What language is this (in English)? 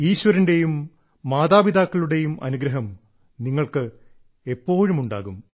Malayalam